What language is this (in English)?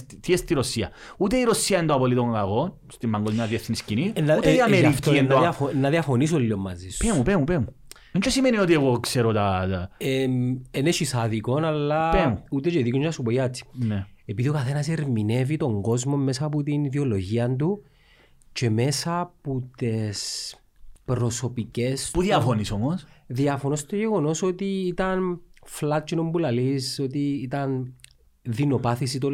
Greek